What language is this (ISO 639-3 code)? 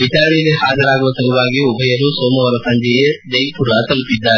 kan